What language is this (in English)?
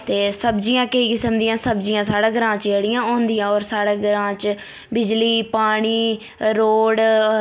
Dogri